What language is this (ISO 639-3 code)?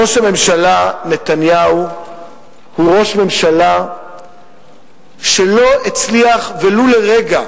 heb